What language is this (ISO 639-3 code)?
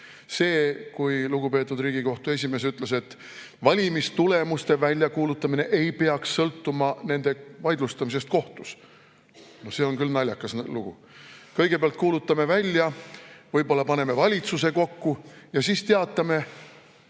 est